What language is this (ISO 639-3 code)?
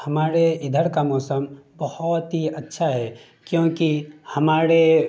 urd